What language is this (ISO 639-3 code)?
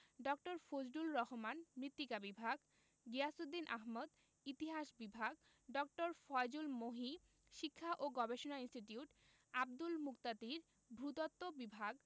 ben